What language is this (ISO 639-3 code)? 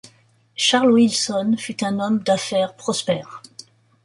fra